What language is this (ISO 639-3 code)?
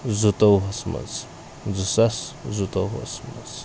kas